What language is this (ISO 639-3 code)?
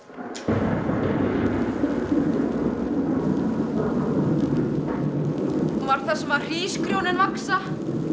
isl